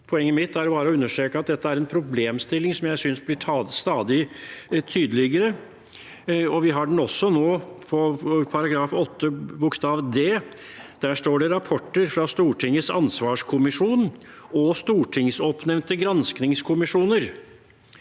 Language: Norwegian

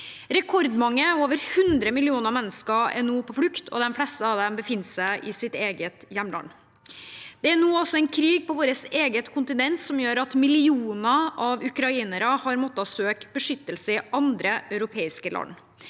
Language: Norwegian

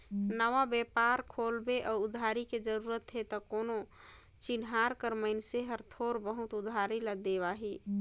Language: Chhattisgarhi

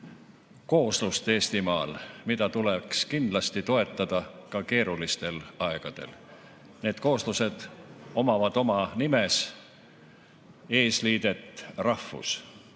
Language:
Estonian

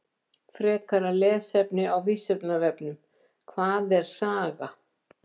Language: Icelandic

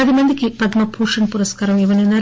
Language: Telugu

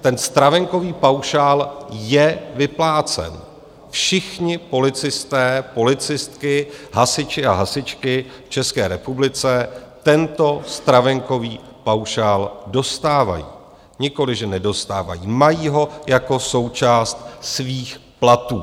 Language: Czech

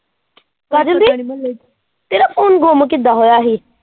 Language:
Punjabi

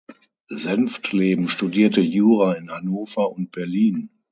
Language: German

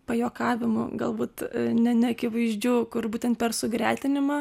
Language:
Lithuanian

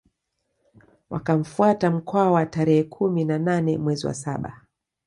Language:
Swahili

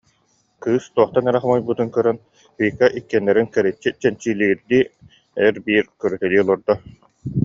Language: Yakut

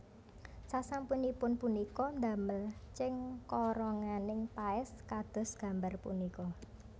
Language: Javanese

